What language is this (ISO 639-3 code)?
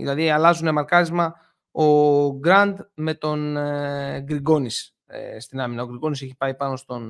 ell